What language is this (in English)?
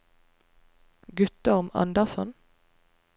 Norwegian